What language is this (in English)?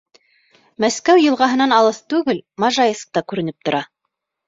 Bashkir